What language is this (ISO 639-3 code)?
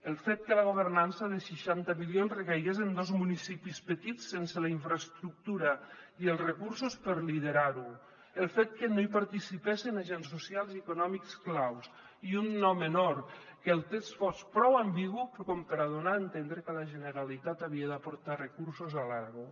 cat